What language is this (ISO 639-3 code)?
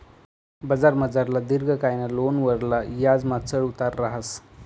mar